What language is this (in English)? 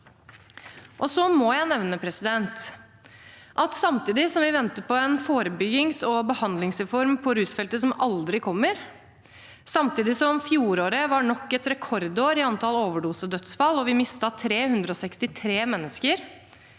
Norwegian